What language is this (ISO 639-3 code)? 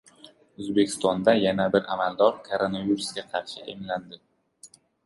uzb